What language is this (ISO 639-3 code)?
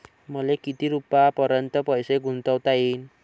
mar